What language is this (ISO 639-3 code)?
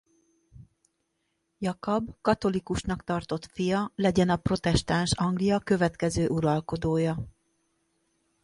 hun